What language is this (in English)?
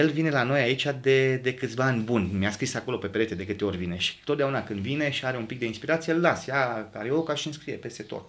Romanian